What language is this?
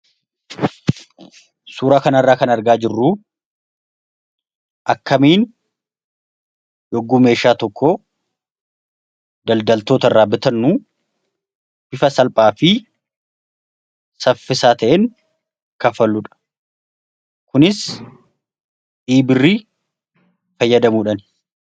Oromo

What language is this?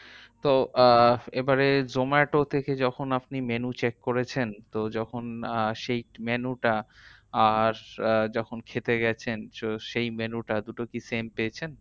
Bangla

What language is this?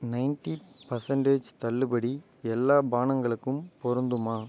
Tamil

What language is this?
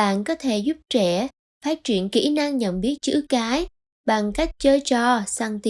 Vietnamese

